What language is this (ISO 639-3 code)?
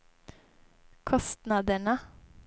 swe